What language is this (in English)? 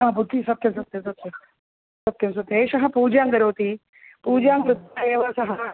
Sanskrit